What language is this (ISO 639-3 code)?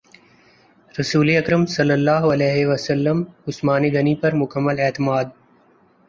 urd